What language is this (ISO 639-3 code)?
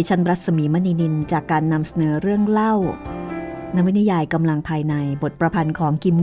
tha